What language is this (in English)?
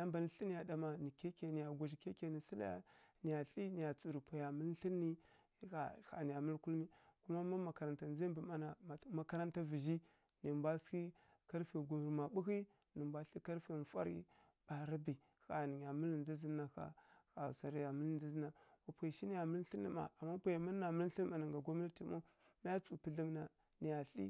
Kirya-Konzəl